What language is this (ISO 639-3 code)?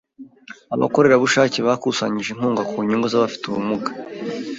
kin